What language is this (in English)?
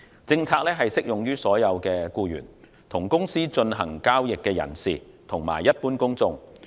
Cantonese